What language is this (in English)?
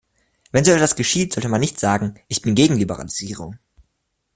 German